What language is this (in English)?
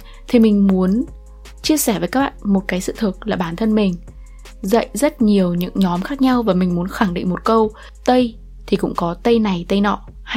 Vietnamese